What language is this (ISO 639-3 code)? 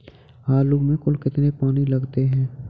hin